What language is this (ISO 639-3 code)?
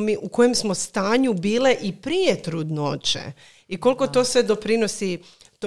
hrv